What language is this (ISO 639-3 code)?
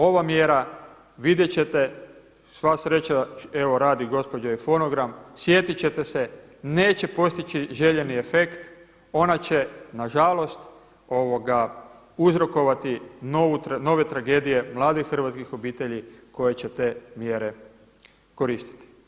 hrv